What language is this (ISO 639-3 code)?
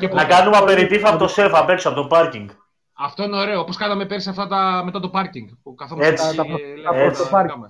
ell